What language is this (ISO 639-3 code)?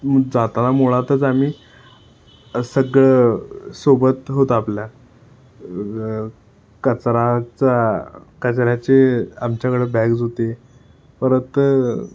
mar